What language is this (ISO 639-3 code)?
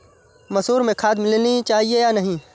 hin